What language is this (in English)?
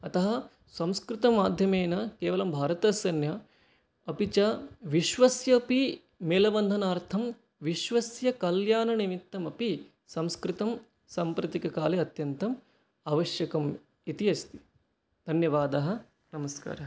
Sanskrit